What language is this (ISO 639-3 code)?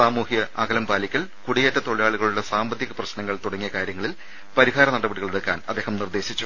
mal